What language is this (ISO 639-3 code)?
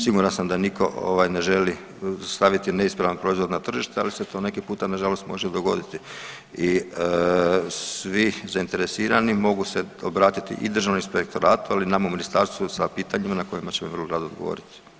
hrv